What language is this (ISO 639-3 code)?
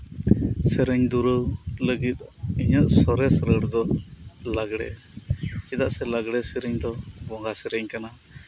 sat